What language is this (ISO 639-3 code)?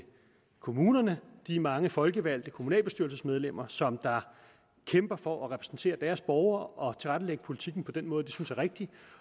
dan